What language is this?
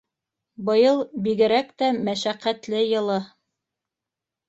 Bashkir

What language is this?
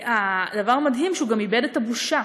Hebrew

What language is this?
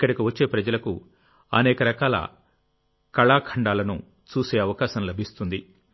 Telugu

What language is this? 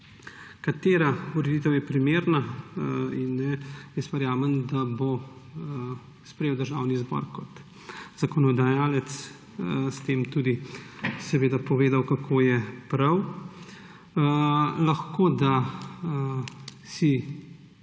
Slovenian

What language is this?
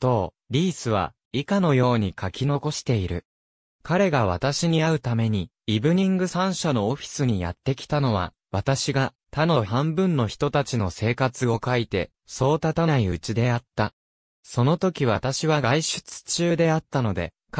Japanese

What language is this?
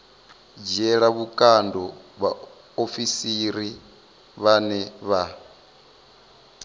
Venda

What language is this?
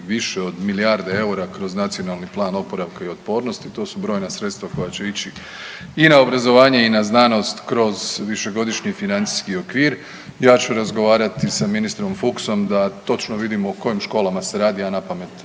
Croatian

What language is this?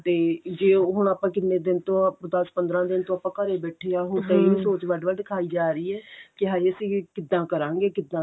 Punjabi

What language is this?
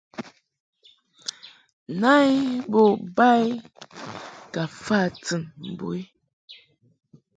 Mungaka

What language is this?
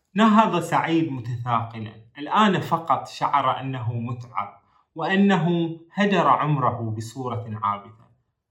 Arabic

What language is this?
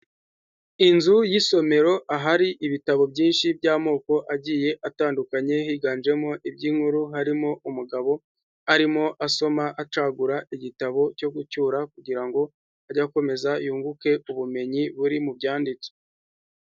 Kinyarwanda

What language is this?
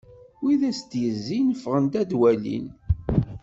Kabyle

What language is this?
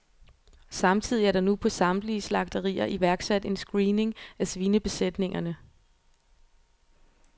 Danish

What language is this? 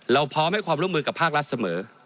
Thai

